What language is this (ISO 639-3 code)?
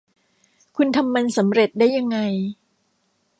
tha